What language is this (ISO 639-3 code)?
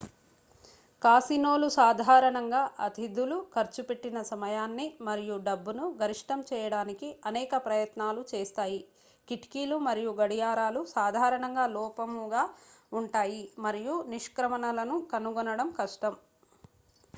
tel